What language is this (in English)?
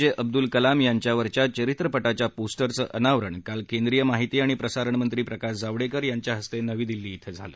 Marathi